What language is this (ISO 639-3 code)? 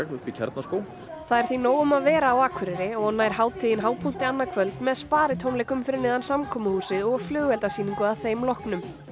isl